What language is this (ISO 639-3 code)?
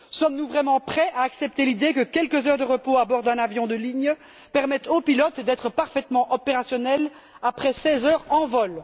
fra